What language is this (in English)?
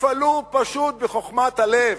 Hebrew